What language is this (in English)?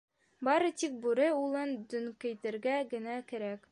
Bashkir